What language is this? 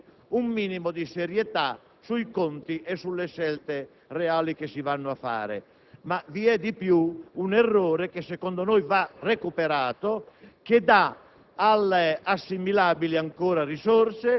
Italian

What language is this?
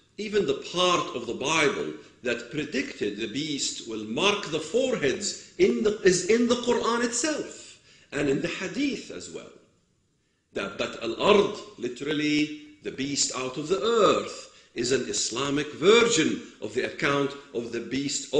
English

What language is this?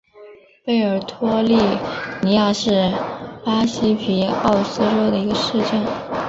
Chinese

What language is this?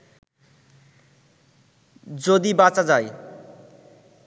Bangla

